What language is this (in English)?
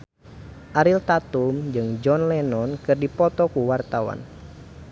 Sundanese